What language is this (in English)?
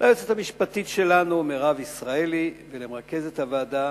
Hebrew